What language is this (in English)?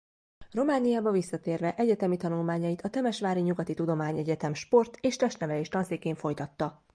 Hungarian